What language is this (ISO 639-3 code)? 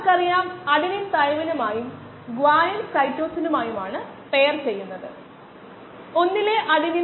mal